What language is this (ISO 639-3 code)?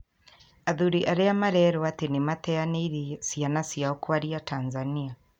kik